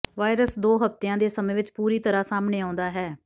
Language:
Punjabi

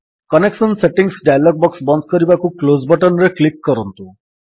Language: Odia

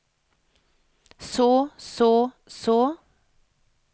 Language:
Norwegian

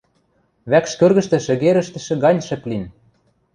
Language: Western Mari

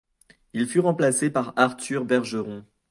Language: French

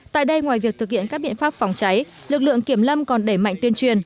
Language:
Vietnamese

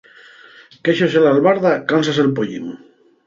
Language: Asturian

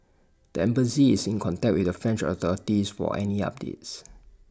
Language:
English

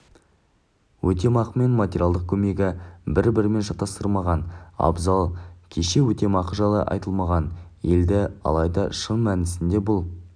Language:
Kazakh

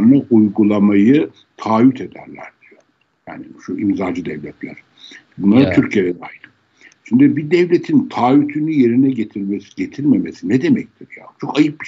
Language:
Turkish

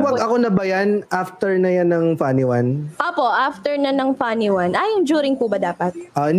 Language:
Filipino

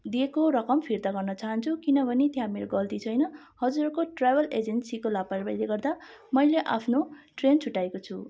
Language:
Nepali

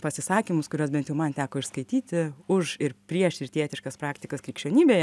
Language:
Lithuanian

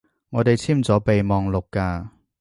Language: Cantonese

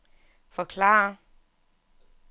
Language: Danish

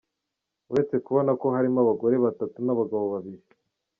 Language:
Kinyarwanda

